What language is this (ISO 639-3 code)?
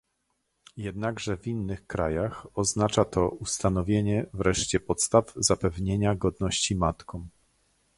pol